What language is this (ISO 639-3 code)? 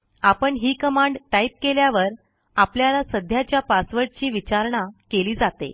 mar